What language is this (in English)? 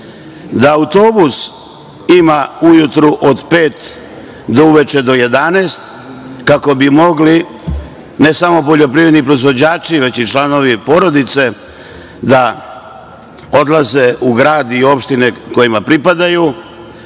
Serbian